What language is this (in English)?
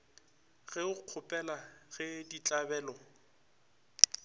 Northern Sotho